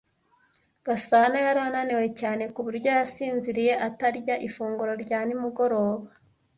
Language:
Kinyarwanda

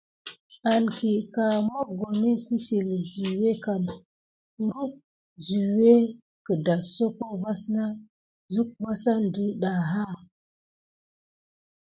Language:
Gidar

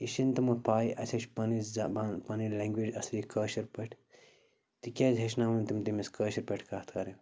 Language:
Kashmiri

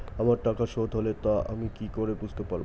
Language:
Bangla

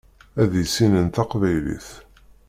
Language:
Kabyle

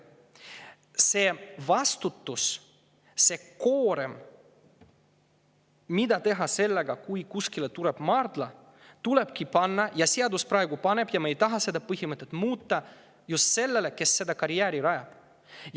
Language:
Estonian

